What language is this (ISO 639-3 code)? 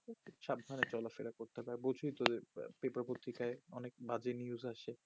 ben